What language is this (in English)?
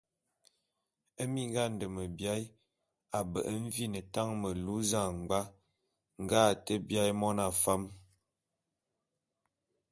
Bulu